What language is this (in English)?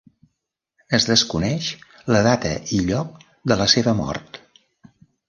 Catalan